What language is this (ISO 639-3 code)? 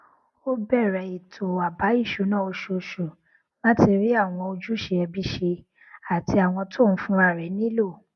yor